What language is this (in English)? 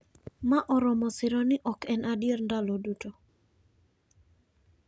Luo (Kenya and Tanzania)